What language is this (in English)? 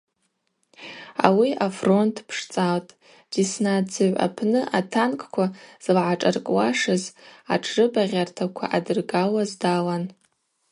Abaza